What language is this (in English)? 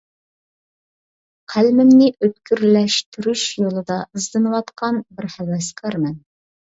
Uyghur